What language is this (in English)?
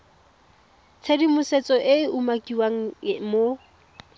Tswana